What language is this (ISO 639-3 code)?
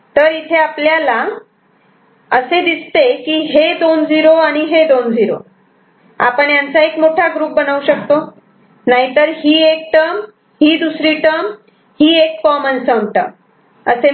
mar